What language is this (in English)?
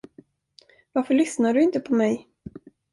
Swedish